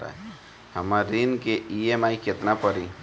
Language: Bhojpuri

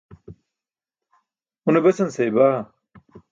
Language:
Burushaski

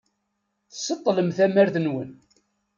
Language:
Kabyle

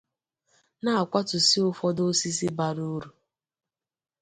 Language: Igbo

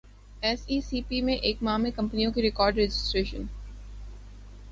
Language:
Urdu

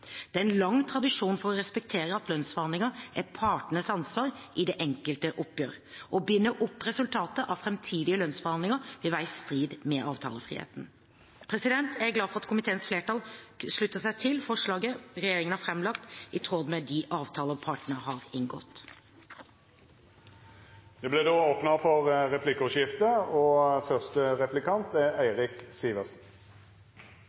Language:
Norwegian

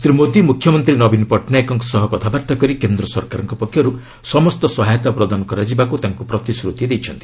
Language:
Odia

